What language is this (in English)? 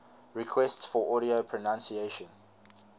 English